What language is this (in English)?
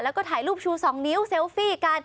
Thai